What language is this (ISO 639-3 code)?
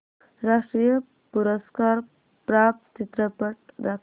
mar